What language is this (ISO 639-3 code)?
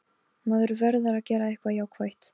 isl